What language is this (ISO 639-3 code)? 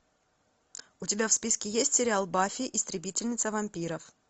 rus